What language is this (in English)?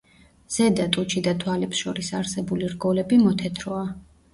Georgian